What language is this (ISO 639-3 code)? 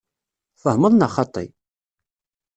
kab